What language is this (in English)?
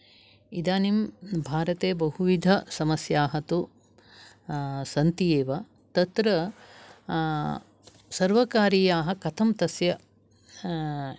Sanskrit